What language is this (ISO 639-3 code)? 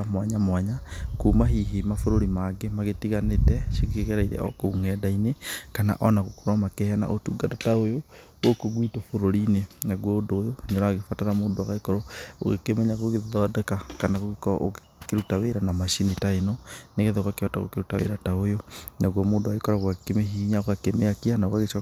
kik